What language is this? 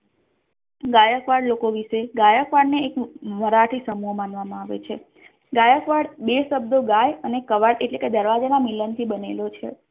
Gujarati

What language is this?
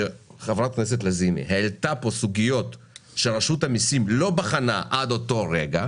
Hebrew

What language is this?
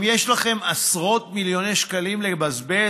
Hebrew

